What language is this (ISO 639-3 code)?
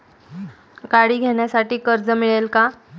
mar